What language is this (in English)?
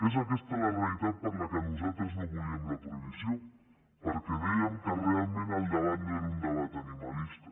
Catalan